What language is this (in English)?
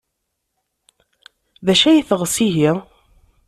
Kabyle